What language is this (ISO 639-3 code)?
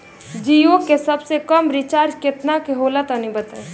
bho